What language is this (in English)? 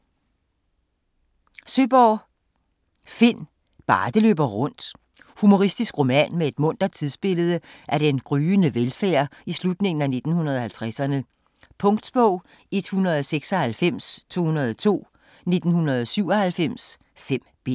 Danish